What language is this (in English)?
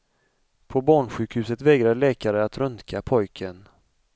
Swedish